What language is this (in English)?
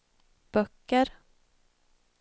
Swedish